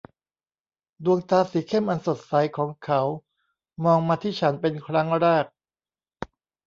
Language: Thai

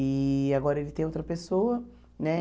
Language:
Portuguese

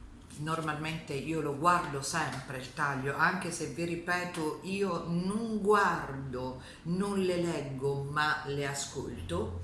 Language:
Italian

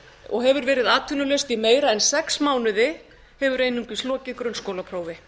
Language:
Icelandic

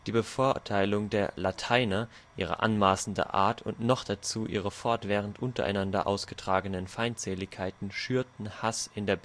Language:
German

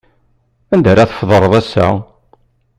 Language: Kabyle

